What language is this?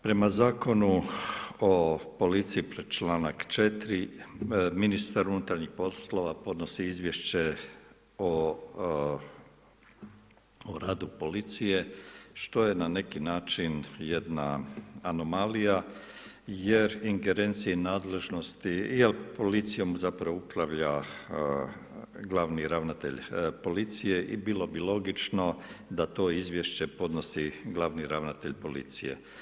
Croatian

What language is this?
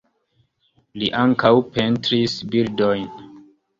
Esperanto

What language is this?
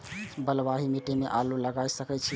Maithili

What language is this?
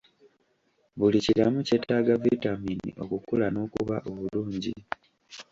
Ganda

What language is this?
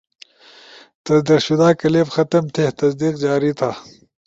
Ushojo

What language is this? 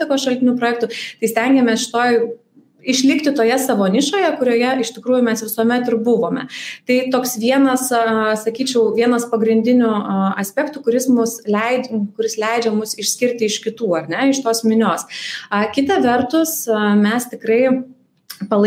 English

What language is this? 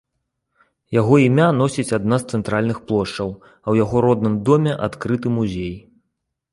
Belarusian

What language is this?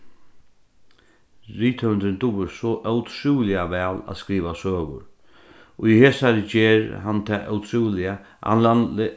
Faroese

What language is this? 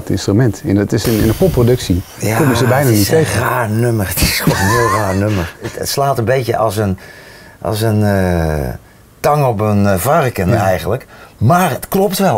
Dutch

